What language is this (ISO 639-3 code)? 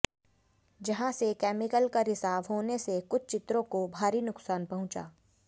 hin